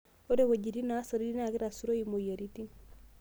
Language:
Masai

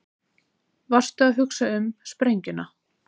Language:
Icelandic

